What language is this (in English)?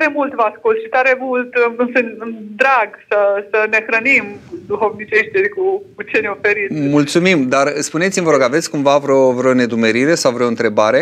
Romanian